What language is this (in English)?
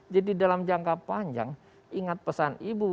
Indonesian